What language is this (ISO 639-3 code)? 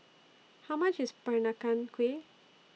eng